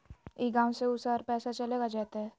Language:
Magahi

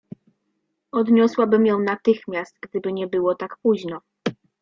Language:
Polish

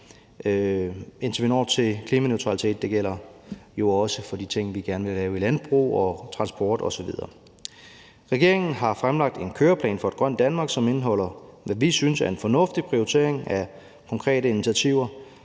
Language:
Danish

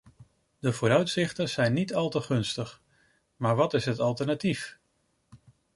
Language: Dutch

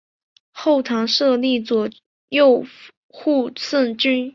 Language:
Chinese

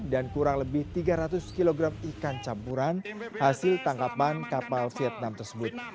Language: Indonesian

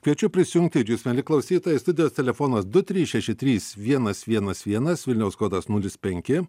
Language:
Lithuanian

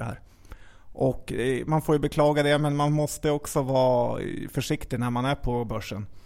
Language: Swedish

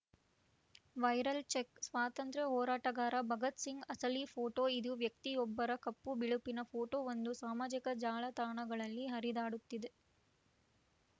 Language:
Kannada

